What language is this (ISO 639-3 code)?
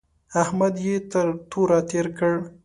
pus